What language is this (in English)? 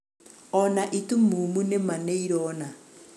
Kikuyu